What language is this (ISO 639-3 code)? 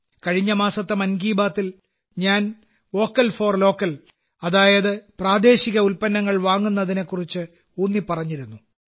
mal